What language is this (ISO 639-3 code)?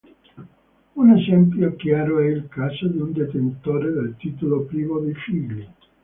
ita